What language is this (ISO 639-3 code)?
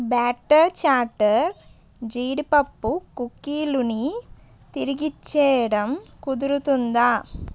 tel